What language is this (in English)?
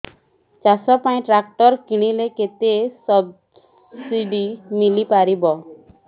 Odia